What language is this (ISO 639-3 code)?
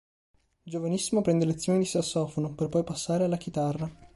ita